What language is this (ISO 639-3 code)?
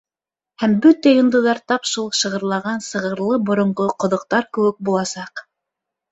bak